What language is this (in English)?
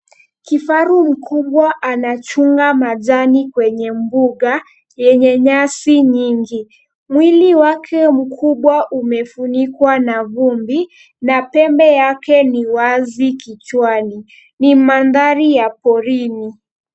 Swahili